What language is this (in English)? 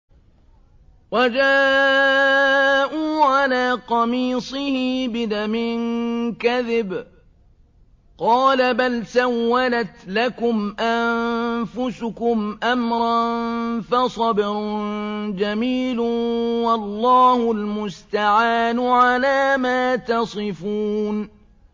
Arabic